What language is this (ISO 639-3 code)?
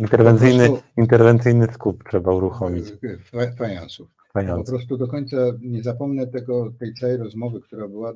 pol